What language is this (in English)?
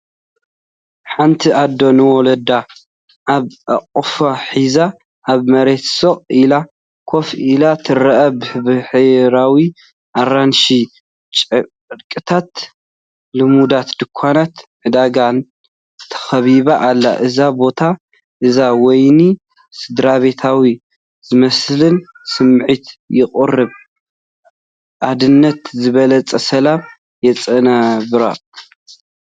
Tigrinya